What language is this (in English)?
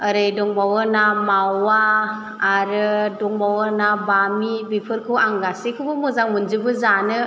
Bodo